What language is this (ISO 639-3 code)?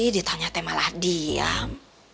ind